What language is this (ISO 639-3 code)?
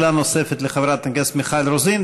heb